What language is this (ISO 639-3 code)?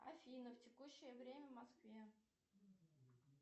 rus